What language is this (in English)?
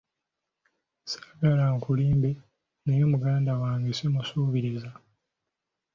Ganda